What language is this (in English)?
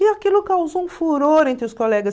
Portuguese